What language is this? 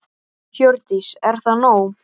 Icelandic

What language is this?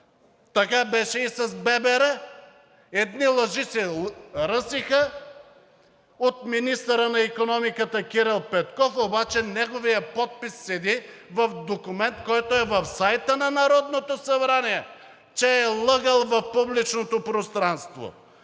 Bulgarian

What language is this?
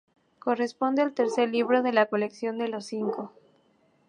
Spanish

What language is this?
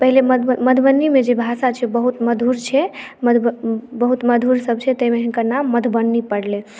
Maithili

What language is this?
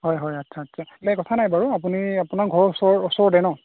Assamese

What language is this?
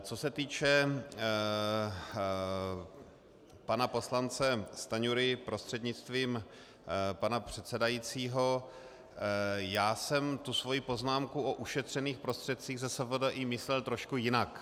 Czech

